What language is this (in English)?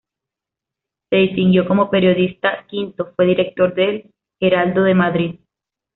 Spanish